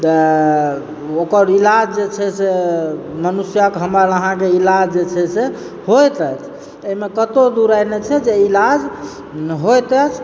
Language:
Maithili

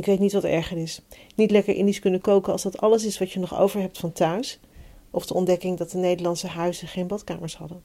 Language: Dutch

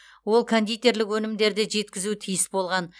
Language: Kazakh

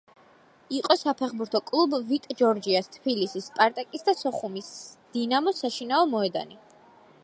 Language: Georgian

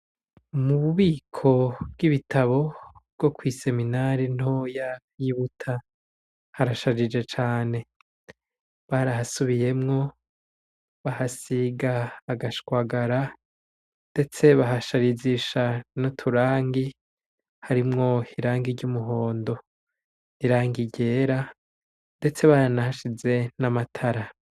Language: Rundi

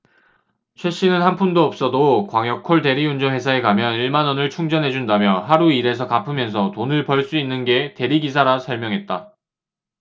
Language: Korean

